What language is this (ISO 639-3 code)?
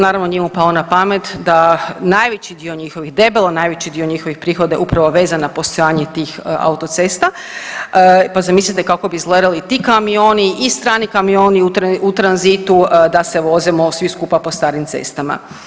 hrv